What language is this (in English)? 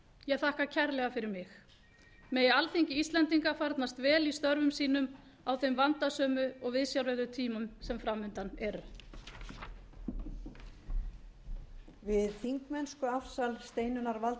Icelandic